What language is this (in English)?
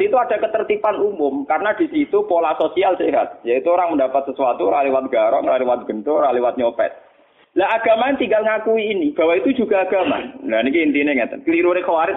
Indonesian